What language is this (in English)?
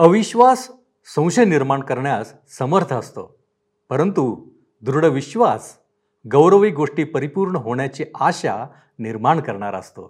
Marathi